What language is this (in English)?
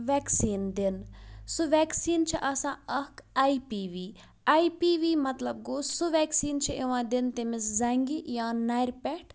Kashmiri